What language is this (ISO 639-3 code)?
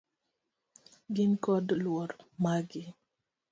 luo